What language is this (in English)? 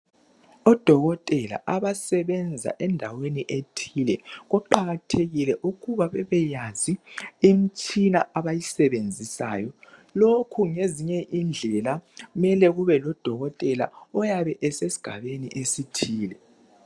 North Ndebele